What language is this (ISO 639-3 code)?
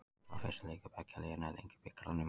isl